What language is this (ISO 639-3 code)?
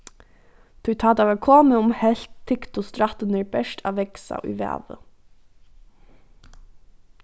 fao